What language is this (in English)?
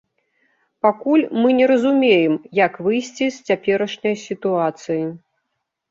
Belarusian